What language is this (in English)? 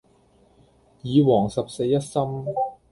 Cantonese